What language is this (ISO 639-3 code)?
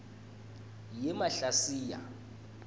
ssw